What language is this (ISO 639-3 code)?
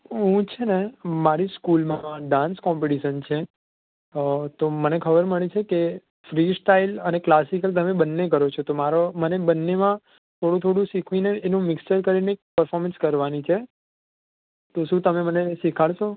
guj